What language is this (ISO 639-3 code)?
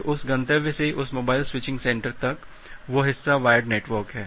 hin